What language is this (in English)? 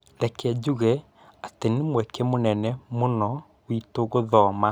Kikuyu